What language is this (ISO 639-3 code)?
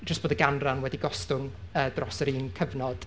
cym